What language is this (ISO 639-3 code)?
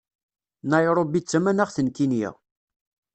kab